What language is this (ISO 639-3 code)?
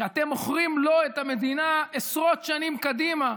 heb